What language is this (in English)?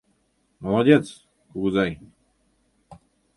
Mari